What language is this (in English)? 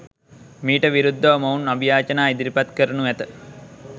Sinhala